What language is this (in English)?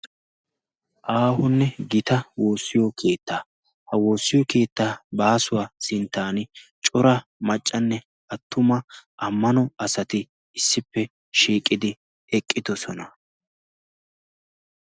Wolaytta